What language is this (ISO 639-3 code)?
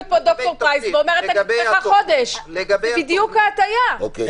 heb